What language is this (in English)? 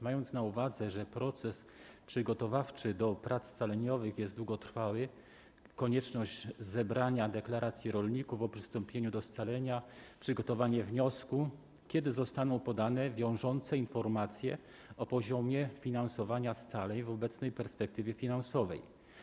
Polish